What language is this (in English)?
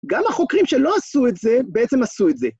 Hebrew